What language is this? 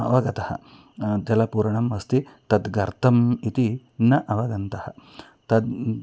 Sanskrit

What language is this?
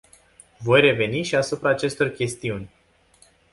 Romanian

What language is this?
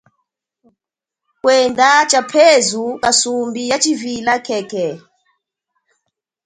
Chokwe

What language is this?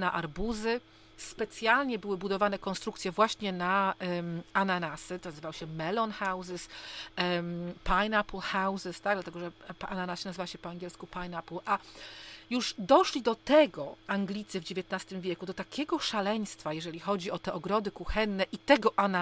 Polish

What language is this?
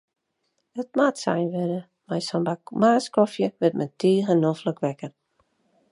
Western Frisian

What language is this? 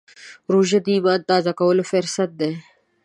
Pashto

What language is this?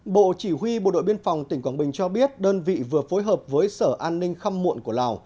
Vietnamese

